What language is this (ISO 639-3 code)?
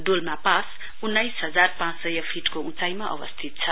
nep